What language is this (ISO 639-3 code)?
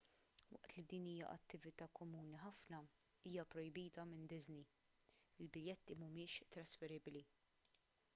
mlt